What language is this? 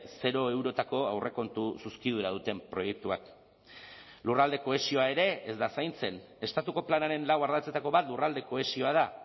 Basque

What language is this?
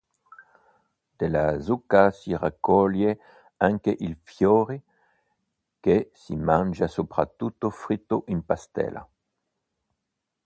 Italian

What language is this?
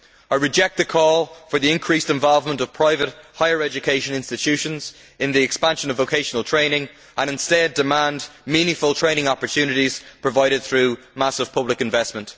English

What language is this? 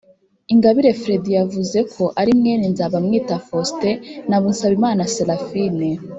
Kinyarwanda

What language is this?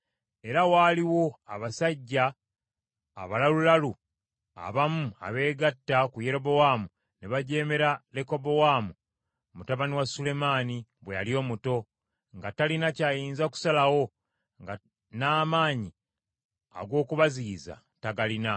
Ganda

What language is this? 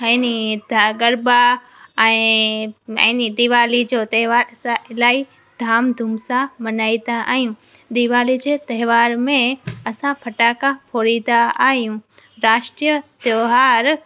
Sindhi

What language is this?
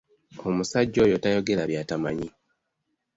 Ganda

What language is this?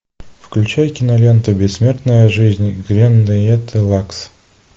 Russian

